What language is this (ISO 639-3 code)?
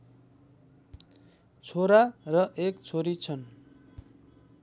nep